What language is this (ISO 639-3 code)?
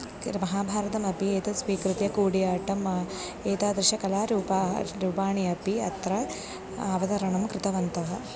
san